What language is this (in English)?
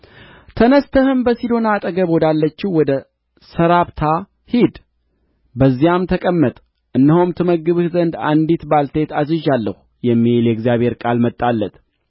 Amharic